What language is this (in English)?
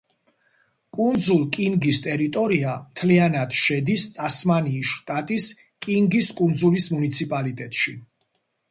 Georgian